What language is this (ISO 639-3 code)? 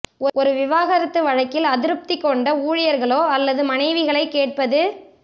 tam